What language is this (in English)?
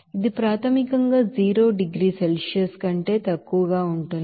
Telugu